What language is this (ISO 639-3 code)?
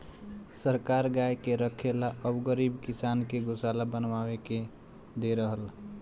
bho